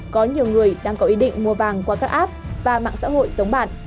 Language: Vietnamese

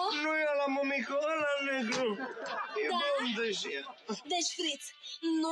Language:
Romanian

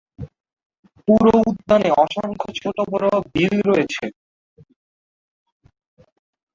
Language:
Bangla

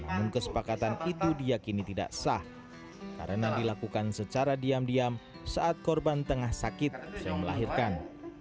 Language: Indonesian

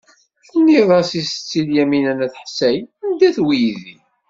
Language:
Kabyle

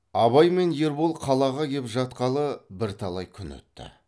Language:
Kazakh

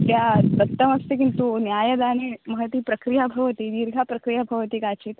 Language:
Sanskrit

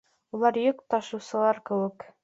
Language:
Bashkir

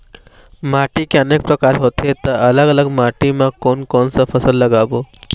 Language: Chhattisgarhi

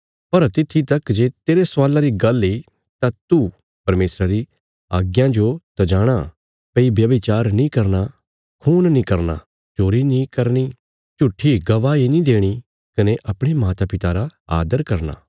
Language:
Bilaspuri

